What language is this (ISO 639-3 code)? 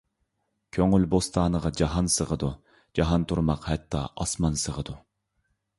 uig